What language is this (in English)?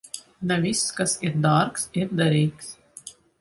Latvian